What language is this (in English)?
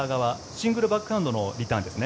Japanese